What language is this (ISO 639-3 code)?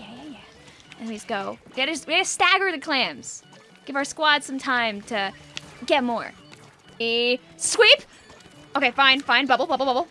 eng